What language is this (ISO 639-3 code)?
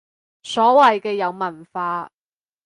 yue